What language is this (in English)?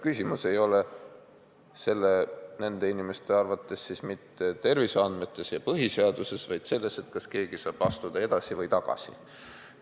Estonian